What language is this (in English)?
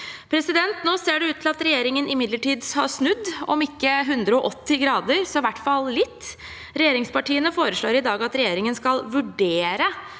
Norwegian